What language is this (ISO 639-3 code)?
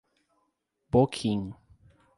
por